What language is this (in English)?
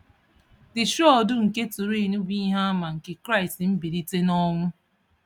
Igbo